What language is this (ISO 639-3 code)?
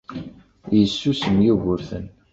kab